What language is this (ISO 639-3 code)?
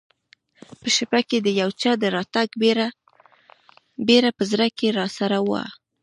pus